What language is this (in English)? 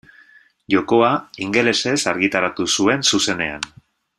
Basque